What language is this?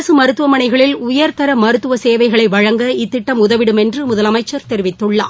Tamil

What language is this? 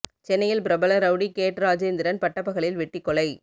Tamil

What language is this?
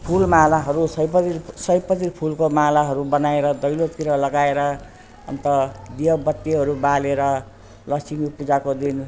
Nepali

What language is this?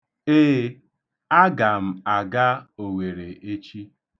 Igbo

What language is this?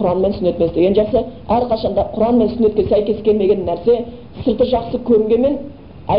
Bulgarian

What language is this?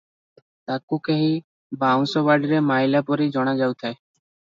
Odia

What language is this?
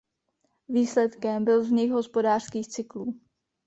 Czech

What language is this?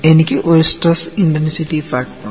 Malayalam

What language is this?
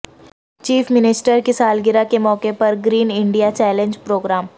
Urdu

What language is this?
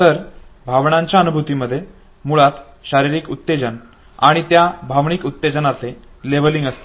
Marathi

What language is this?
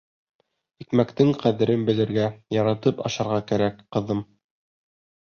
Bashkir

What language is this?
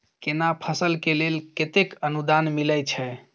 Maithili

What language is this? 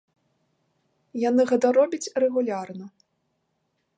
Belarusian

